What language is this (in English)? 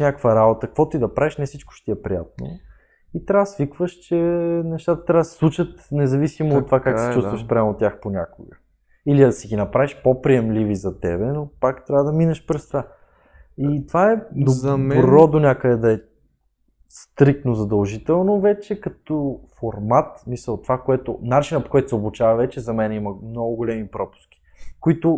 Bulgarian